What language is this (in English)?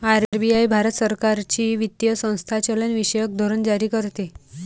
Marathi